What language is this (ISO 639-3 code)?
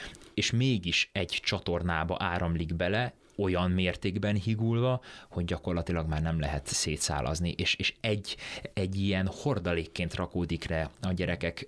hun